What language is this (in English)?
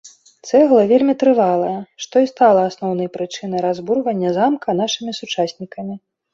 Belarusian